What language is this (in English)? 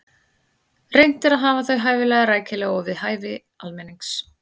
Icelandic